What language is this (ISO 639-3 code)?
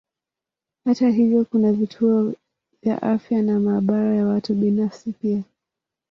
swa